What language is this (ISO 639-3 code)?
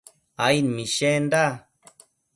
mcf